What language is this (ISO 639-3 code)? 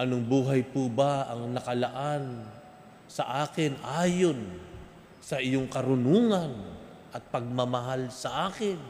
fil